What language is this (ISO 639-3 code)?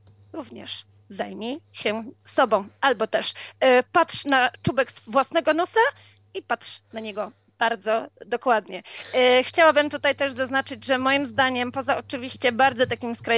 pol